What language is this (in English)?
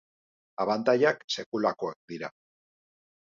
Basque